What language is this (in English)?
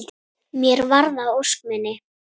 Icelandic